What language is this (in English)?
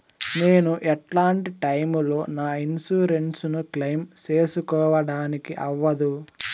Telugu